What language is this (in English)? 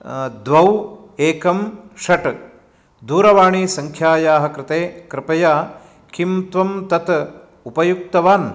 Sanskrit